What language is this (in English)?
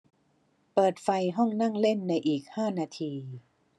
Thai